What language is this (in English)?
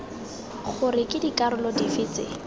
Tswana